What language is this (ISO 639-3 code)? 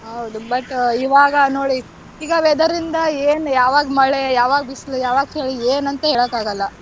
kan